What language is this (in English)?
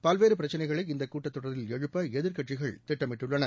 Tamil